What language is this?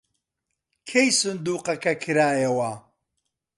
Central Kurdish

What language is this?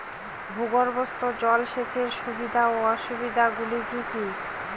Bangla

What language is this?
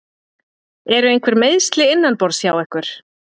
Icelandic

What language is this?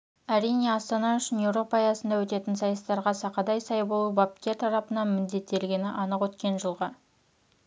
Kazakh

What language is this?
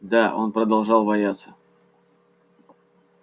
Russian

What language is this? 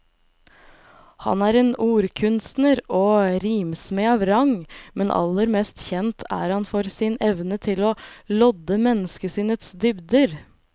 Norwegian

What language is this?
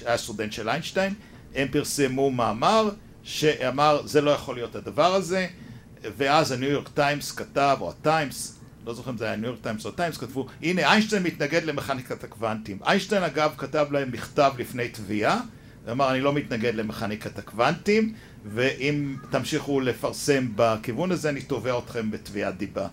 Hebrew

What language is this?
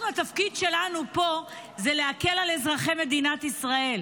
Hebrew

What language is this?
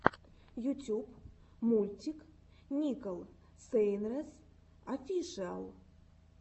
Russian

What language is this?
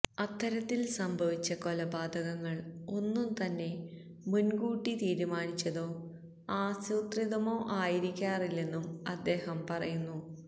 Malayalam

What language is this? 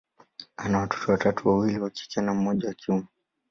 Swahili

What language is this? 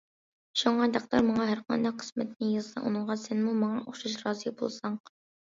Uyghur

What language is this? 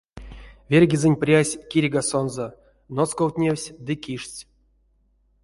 Erzya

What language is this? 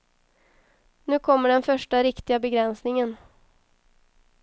Swedish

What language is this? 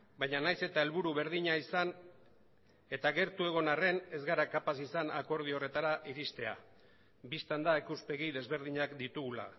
Basque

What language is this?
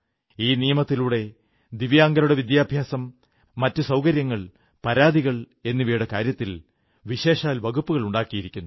Malayalam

